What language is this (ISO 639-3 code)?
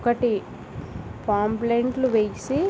tel